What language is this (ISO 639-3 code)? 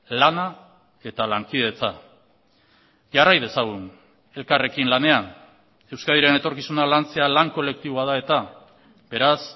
eus